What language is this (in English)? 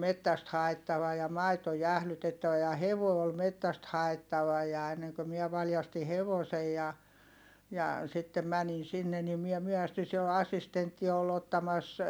Finnish